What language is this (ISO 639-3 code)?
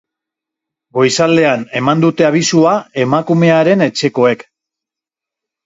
eus